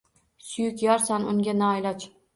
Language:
Uzbek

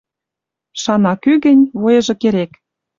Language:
Western Mari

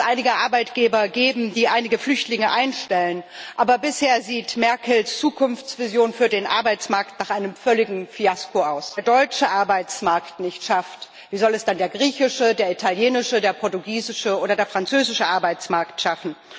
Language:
German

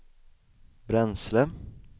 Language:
Swedish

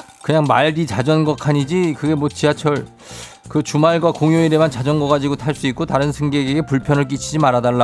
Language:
Korean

